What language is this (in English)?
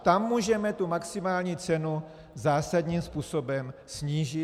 Czech